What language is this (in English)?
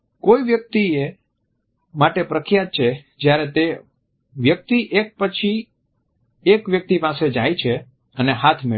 Gujarati